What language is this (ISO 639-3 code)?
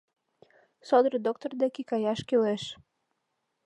chm